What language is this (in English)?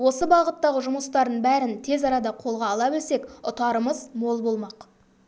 Kazakh